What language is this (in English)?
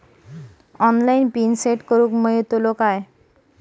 Marathi